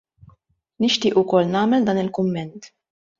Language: Maltese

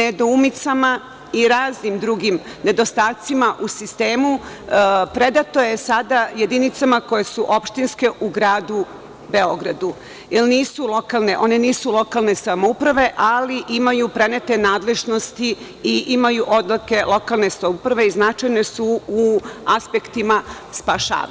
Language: Serbian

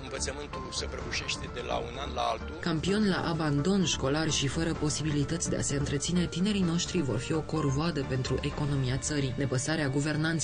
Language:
Romanian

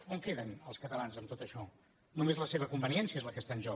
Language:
Catalan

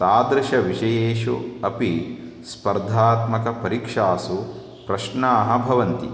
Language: Sanskrit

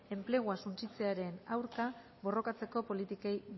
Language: Basque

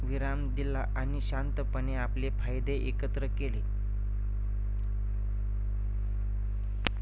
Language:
Marathi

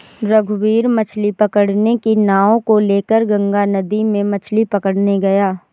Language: Hindi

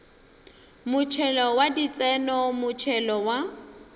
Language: Northern Sotho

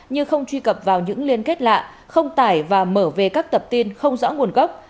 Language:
Vietnamese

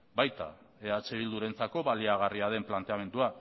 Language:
Basque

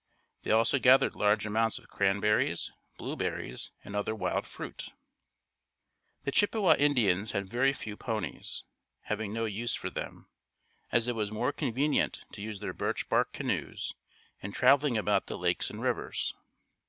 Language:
English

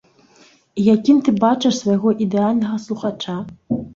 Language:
Belarusian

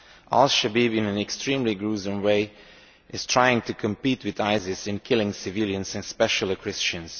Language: English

